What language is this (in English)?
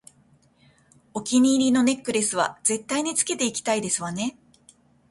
Japanese